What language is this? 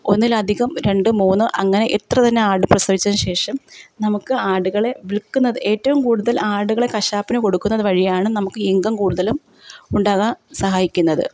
Malayalam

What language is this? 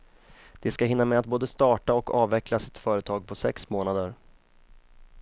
Swedish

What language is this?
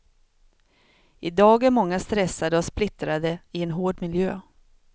Swedish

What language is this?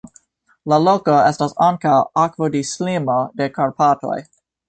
Esperanto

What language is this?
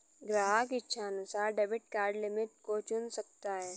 Hindi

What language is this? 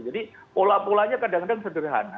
Indonesian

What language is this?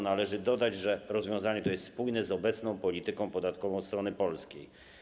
Polish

